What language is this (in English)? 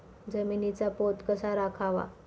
Marathi